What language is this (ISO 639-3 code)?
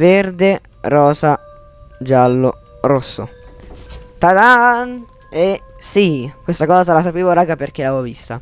ita